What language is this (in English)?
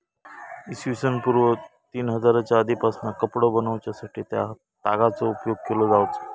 Marathi